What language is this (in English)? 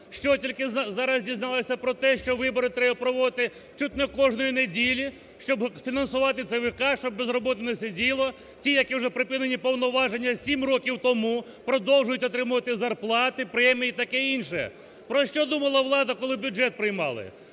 Ukrainian